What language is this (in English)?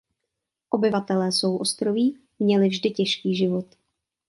Czech